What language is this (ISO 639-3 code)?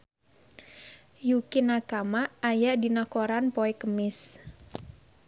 sun